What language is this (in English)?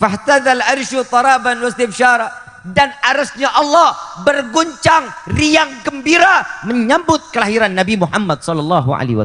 Indonesian